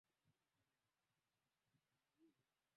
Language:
Swahili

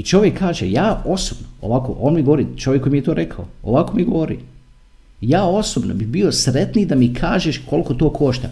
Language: Croatian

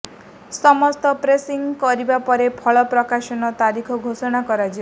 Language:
Odia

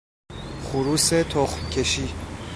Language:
Persian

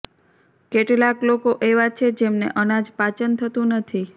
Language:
Gujarati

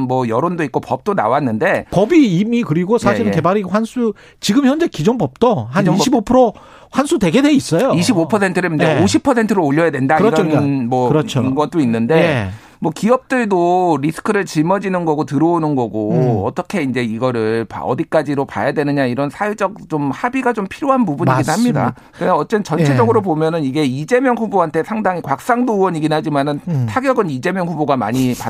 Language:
Korean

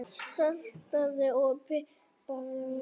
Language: Icelandic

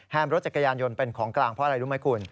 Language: Thai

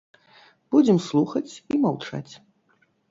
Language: Belarusian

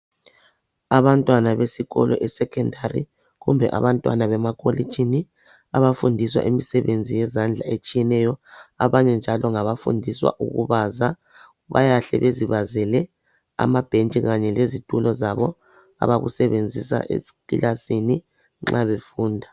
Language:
North Ndebele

